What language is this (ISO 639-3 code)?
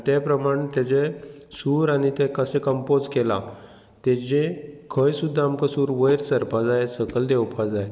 kok